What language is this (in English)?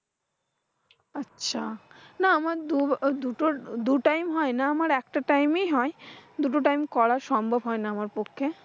Bangla